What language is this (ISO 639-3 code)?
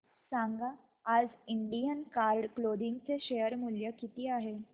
mar